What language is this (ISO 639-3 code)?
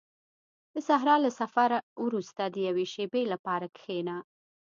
pus